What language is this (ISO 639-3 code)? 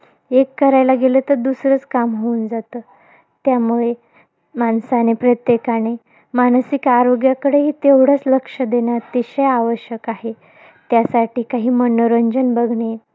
mar